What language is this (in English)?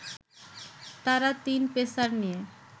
Bangla